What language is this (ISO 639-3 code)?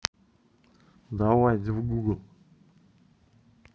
rus